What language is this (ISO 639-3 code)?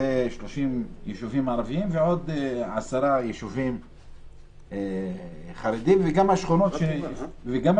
heb